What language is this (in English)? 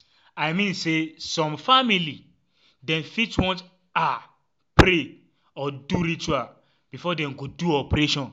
Nigerian Pidgin